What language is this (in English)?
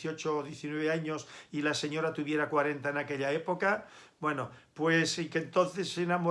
Spanish